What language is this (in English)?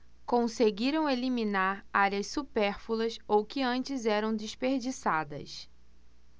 Portuguese